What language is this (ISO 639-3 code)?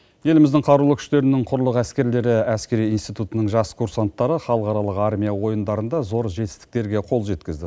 kaz